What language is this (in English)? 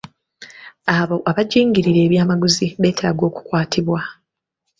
Ganda